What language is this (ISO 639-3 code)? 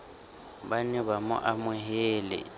sot